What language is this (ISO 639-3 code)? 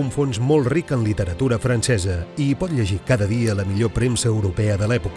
cat